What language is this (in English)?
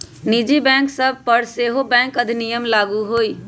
Magahi